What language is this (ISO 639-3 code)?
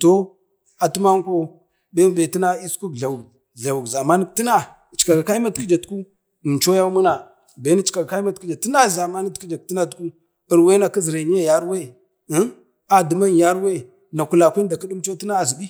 bde